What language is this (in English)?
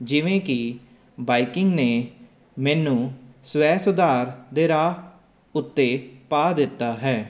Punjabi